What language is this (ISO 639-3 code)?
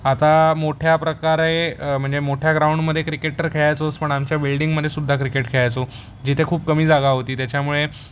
mar